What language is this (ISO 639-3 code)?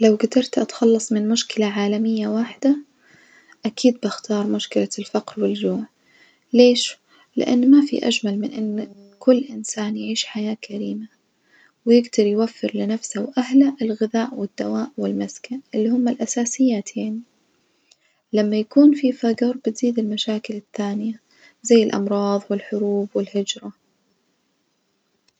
ars